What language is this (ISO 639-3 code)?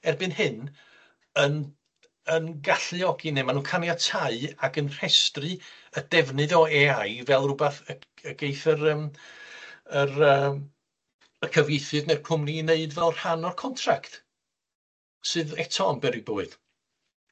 cym